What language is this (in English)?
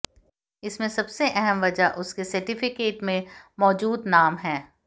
Hindi